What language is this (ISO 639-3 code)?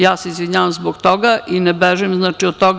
srp